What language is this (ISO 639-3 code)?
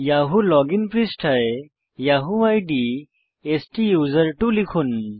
ben